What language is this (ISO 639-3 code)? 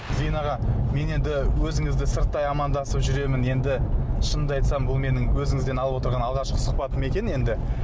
kaz